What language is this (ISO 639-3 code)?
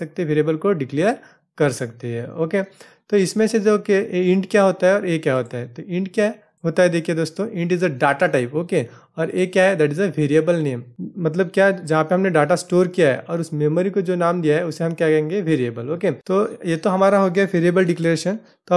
hin